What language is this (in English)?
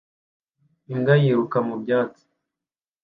Kinyarwanda